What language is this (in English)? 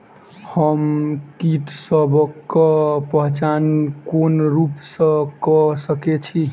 Maithili